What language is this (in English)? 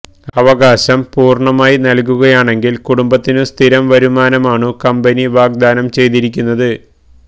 Malayalam